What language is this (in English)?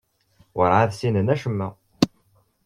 Kabyle